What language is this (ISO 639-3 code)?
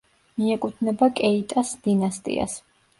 kat